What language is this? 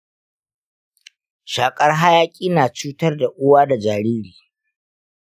Hausa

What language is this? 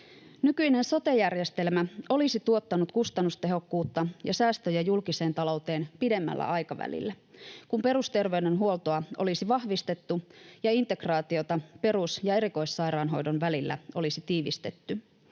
Finnish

